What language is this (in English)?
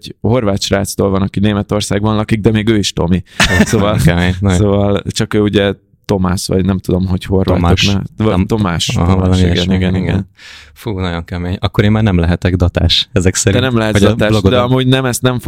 Hungarian